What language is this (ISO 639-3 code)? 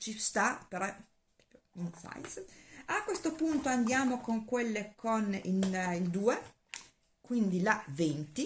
ita